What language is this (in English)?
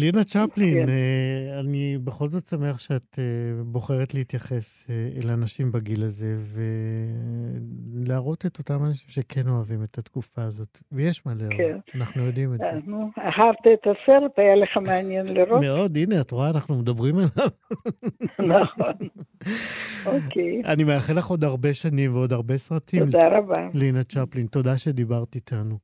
Hebrew